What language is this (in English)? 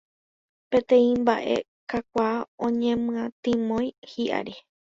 Guarani